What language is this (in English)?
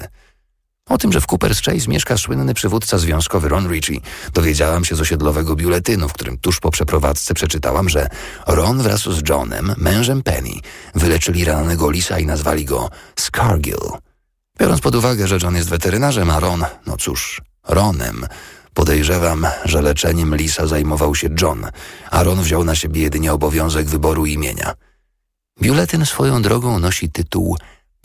Polish